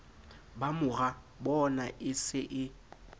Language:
Southern Sotho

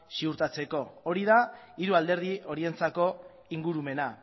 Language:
Basque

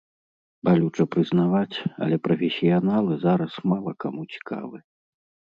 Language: Belarusian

